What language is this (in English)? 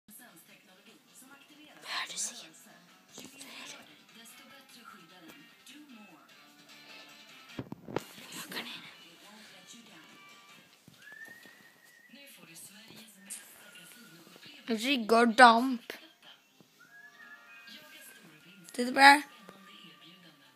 Swedish